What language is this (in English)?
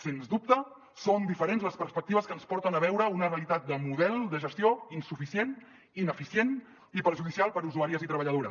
Catalan